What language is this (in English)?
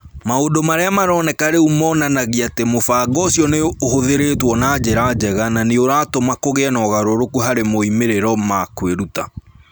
Kikuyu